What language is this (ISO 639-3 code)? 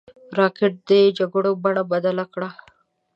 pus